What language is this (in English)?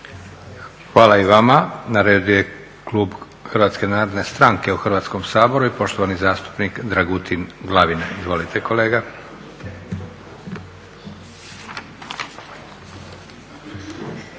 Croatian